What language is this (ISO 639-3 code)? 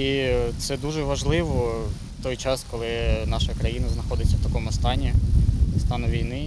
ukr